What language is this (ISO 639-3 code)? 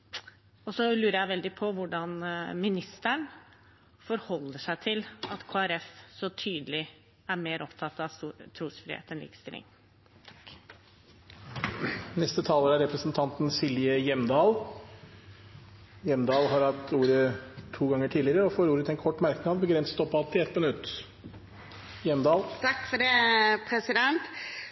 nob